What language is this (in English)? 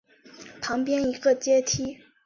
Chinese